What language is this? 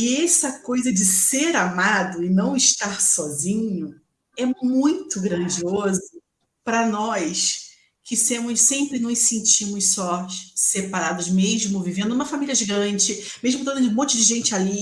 Portuguese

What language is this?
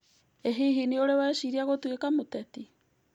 Kikuyu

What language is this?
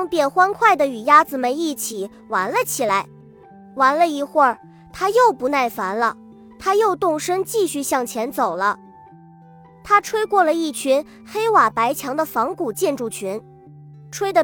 Chinese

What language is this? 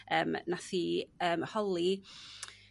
Welsh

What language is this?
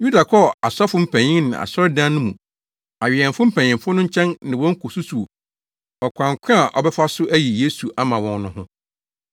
Akan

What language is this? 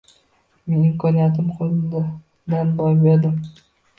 Uzbek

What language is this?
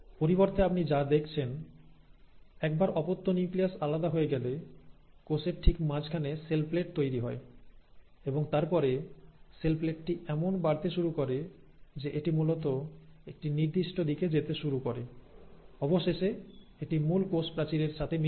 Bangla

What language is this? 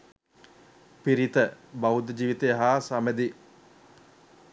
Sinhala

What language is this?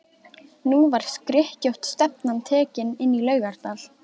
Icelandic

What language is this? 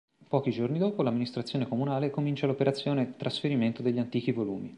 Italian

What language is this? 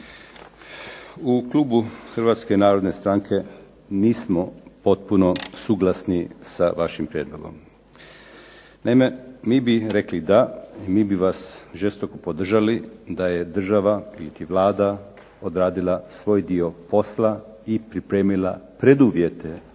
Croatian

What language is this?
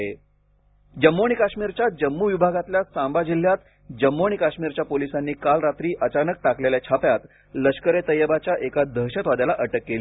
Marathi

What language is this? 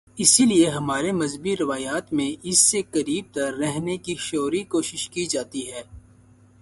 Urdu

